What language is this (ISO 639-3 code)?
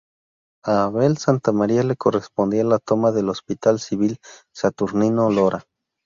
spa